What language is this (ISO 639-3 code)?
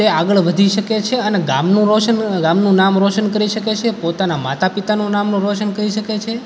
guj